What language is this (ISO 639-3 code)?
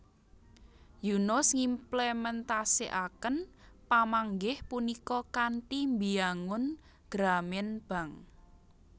jav